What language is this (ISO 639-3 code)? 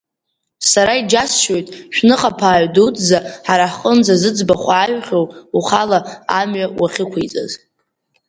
abk